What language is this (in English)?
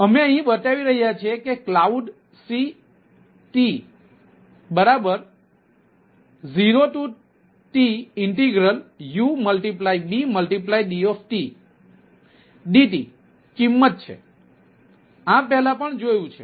Gujarati